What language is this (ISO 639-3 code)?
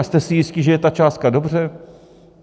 ces